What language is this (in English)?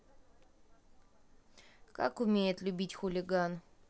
Russian